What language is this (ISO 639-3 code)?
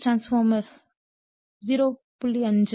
tam